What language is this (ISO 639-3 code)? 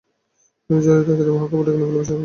ben